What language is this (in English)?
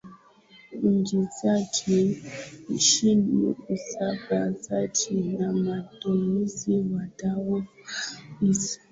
Swahili